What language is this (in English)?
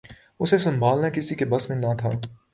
Urdu